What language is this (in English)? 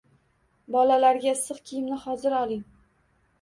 Uzbek